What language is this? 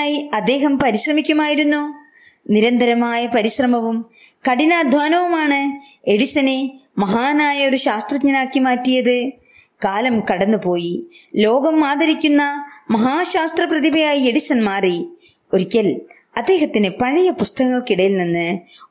Malayalam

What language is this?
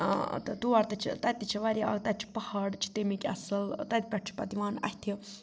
Kashmiri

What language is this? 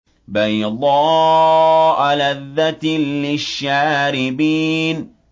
Arabic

